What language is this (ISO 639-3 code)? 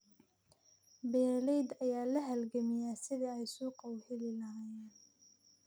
som